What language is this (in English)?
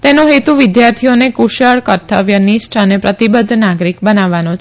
Gujarati